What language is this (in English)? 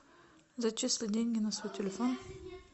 Russian